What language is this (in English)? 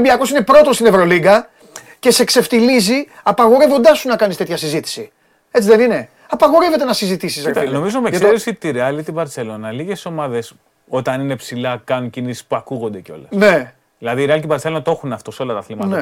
Greek